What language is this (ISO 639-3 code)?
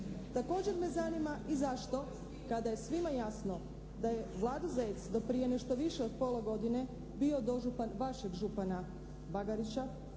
hrv